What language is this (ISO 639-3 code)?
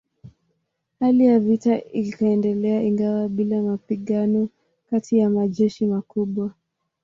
swa